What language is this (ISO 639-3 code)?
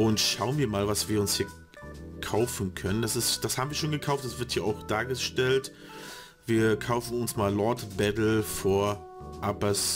deu